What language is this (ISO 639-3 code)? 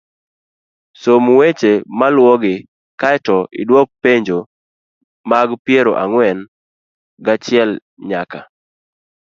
luo